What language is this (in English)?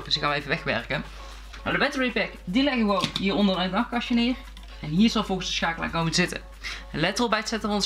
Dutch